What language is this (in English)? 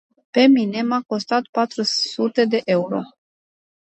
Romanian